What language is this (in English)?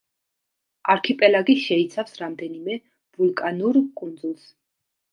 Georgian